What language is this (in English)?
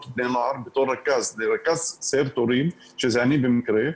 Hebrew